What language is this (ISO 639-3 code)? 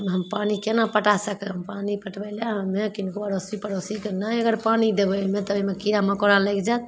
mai